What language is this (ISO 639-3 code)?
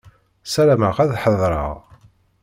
kab